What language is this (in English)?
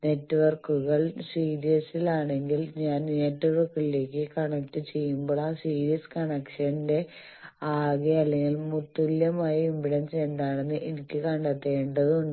Malayalam